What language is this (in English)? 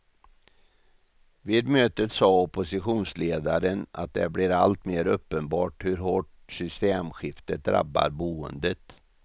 Swedish